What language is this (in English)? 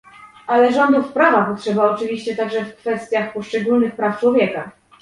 Polish